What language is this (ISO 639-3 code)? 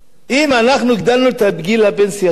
heb